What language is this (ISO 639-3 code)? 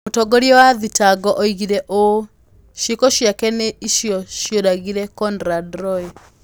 kik